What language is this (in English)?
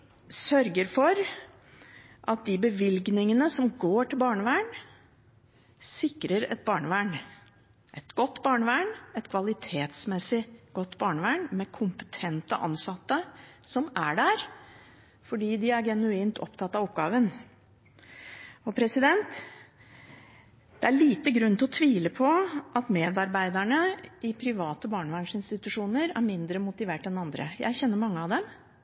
Norwegian Bokmål